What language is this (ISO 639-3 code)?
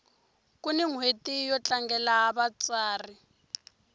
tso